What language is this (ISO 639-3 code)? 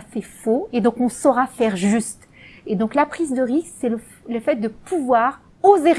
fra